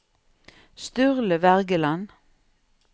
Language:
Norwegian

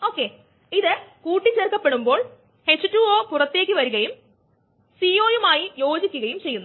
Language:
Malayalam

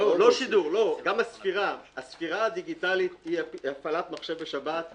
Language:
Hebrew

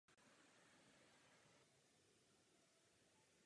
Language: Czech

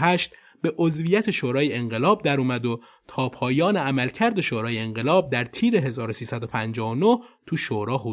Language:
Persian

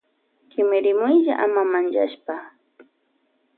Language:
Loja Highland Quichua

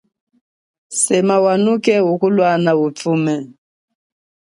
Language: Chokwe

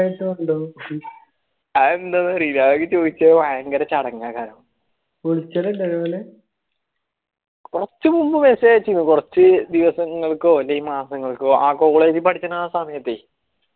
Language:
Malayalam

